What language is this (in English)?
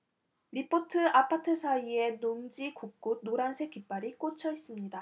Korean